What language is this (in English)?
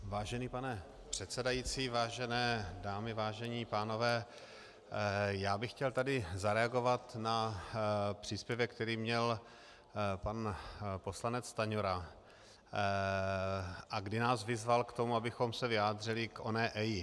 Czech